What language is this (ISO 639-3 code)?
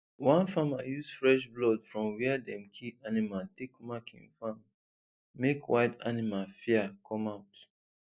pcm